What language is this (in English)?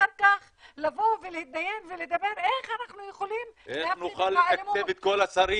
Hebrew